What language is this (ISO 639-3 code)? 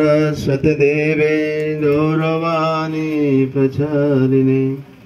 ara